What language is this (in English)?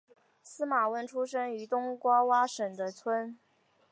Chinese